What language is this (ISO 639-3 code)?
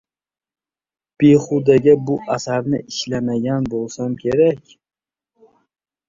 uzb